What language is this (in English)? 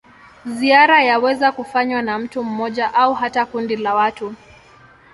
Swahili